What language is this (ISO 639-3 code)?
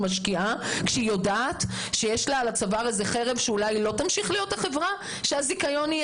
heb